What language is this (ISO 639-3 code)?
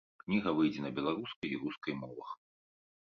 bel